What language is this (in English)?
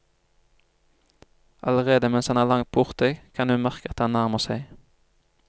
Norwegian